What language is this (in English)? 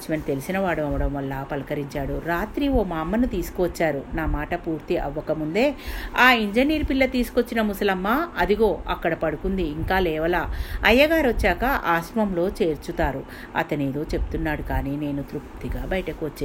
Telugu